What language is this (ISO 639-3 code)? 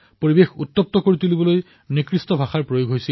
asm